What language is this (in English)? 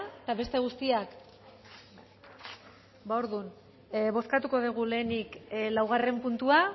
Basque